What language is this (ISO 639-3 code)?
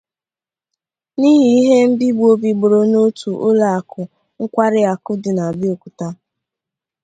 ibo